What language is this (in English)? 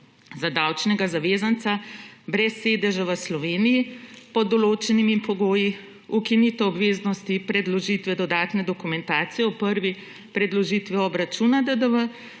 Slovenian